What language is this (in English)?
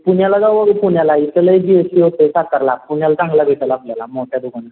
Marathi